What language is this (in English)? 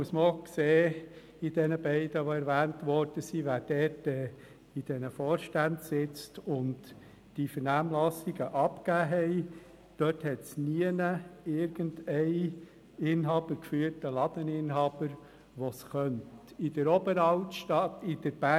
Swiss German